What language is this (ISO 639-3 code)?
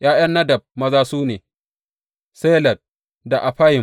hau